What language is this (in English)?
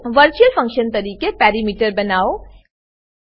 Gujarati